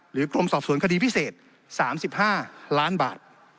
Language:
Thai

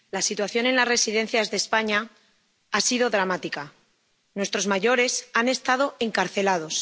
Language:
Spanish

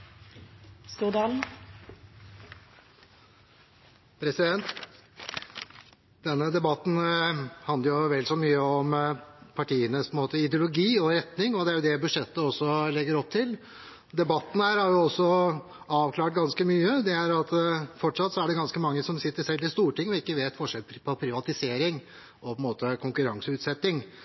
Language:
Norwegian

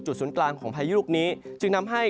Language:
Thai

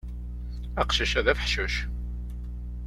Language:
Kabyle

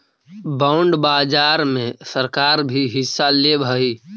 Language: Magahi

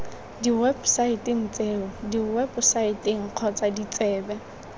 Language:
Tswana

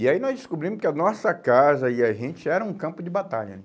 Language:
Portuguese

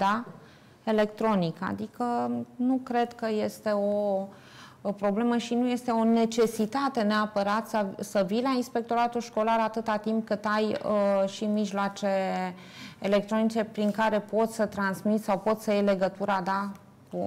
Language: Romanian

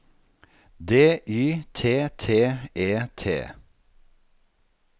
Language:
Norwegian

